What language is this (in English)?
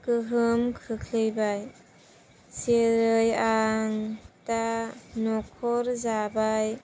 Bodo